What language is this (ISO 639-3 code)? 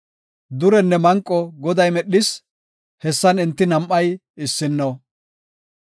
gof